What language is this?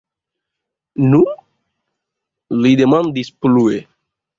Esperanto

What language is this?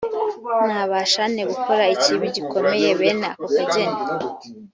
Kinyarwanda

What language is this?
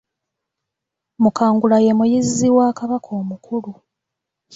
Ganda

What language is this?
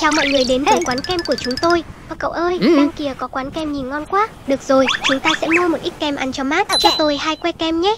Vietnamese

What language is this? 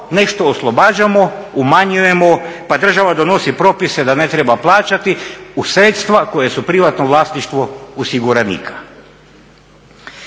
Croatian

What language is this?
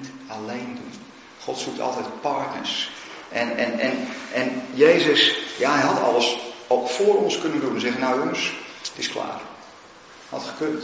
Dutch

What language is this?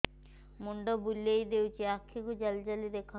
Odia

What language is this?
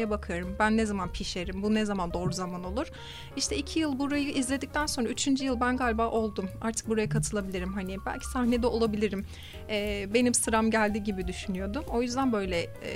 Turkish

